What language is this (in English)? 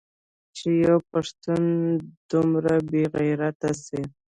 Pashto